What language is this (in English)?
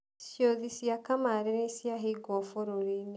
Kikuyu